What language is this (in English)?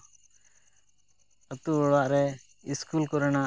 Santali